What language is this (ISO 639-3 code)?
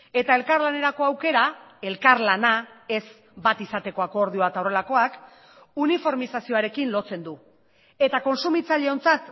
eus